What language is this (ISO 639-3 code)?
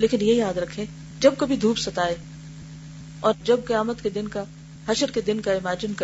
urd